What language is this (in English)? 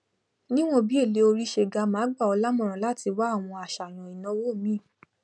Yoruba